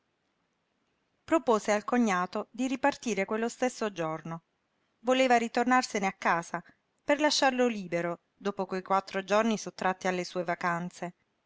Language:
Italian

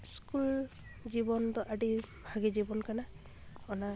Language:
Santali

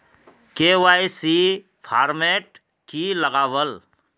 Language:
Magahi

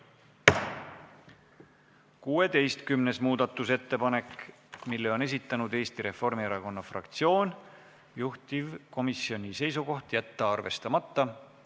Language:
Estonian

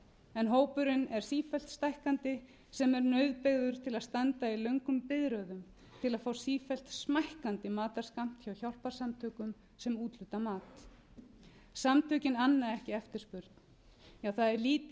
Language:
Icelandic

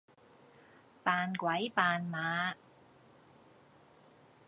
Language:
Cantonese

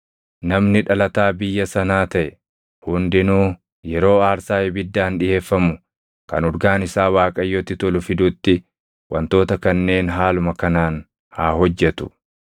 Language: Oromo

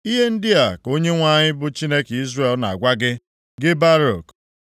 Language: Igbo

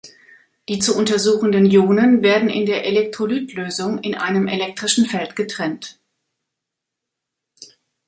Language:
German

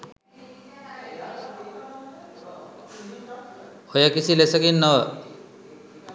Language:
Sinhala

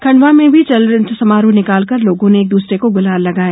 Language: Hindi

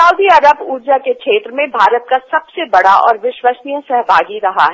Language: Hindi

